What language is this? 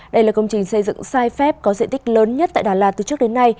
Vietnamese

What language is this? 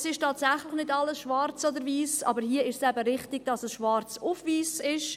Swiss German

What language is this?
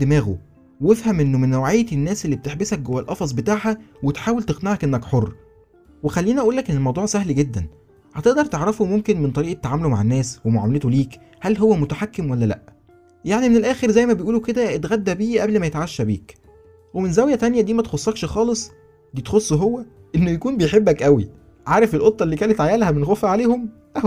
Arabic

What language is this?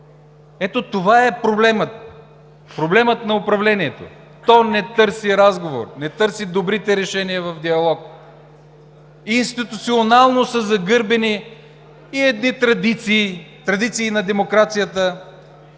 Bulgarian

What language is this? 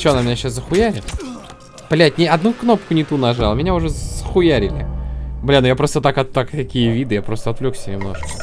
Russian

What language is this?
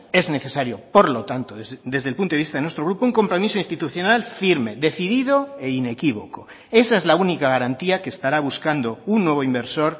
Spanish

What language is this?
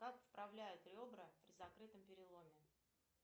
Russian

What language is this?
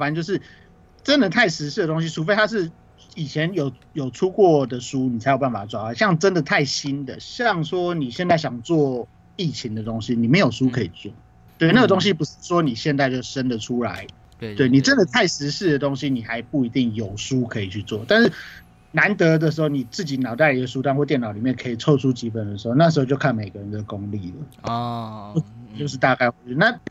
Chinese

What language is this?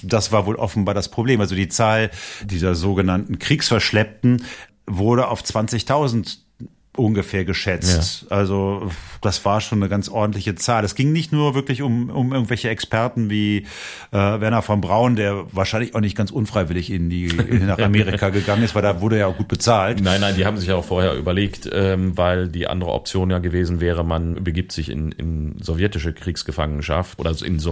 German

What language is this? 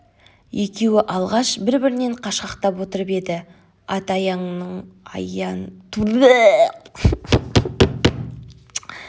Kazakh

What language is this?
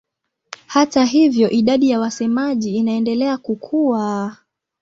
Swahili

